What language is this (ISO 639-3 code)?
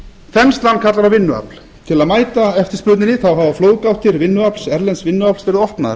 isl